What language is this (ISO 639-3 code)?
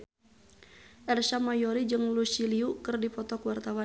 sun